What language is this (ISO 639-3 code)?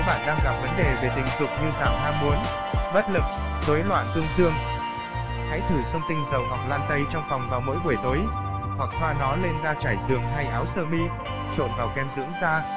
vie